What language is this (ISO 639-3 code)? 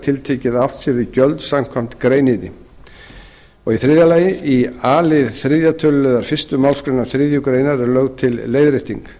isl